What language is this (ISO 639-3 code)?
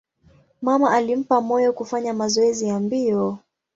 swa